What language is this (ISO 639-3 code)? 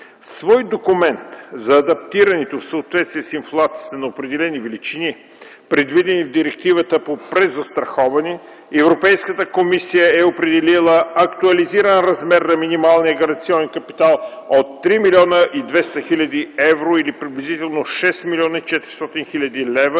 bul